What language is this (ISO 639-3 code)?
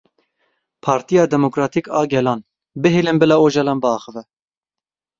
kur